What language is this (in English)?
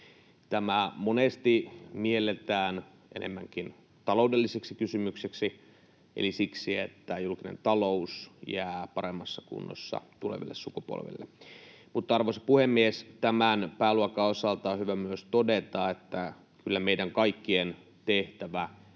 Finnish